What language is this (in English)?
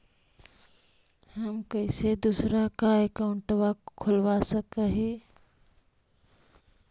Magahi